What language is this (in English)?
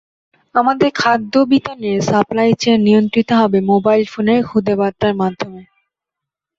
Bangla